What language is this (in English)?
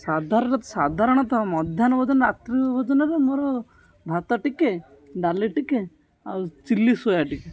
Odia